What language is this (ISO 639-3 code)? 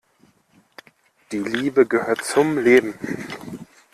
deu